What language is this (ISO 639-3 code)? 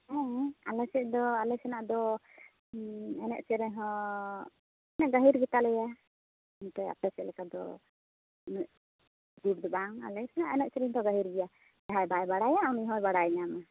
sat